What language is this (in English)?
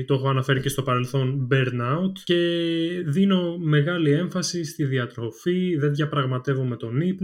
Greek